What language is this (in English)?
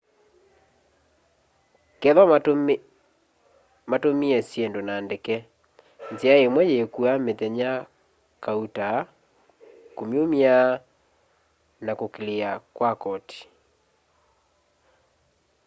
Kamba